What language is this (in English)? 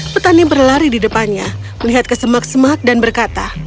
Indonesian